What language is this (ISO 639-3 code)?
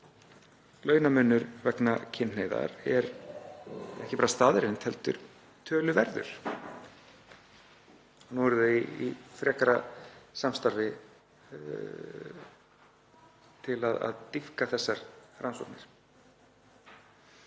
isl